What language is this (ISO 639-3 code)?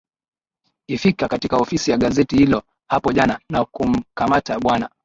swa